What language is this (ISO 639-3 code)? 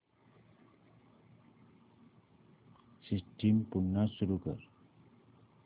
mar